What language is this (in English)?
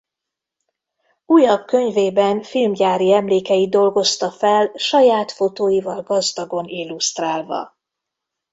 Hungarian